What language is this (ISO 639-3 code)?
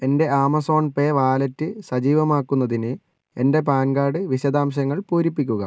mal